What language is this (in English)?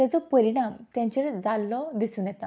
Konkani